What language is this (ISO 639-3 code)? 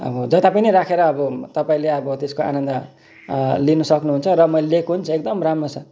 nep